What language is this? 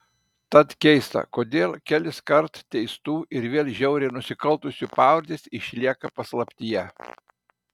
Lithuanian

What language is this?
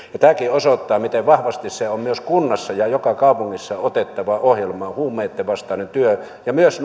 Finnish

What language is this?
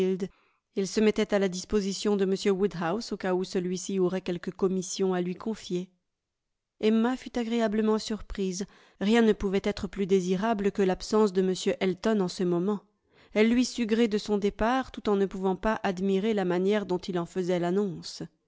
French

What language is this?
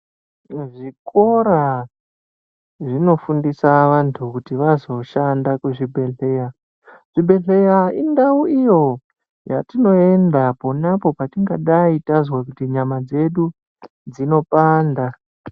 Ndau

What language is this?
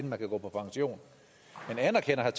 Danish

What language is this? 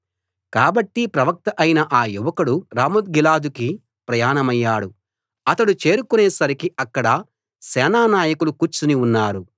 Telugu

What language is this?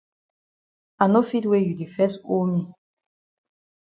Cameroon Pidgin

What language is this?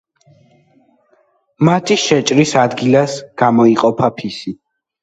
Georgian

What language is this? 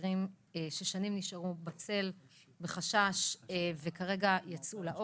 Hebrew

